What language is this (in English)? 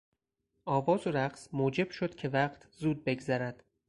Persian